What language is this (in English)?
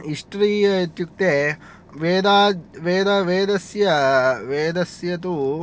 Sanskrit